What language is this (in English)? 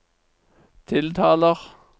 Norwegian